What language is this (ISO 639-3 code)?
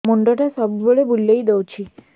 ori